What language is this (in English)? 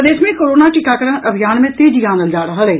Maithili